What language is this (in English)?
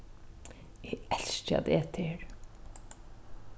Faroese